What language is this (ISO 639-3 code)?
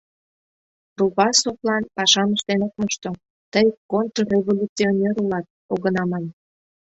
chm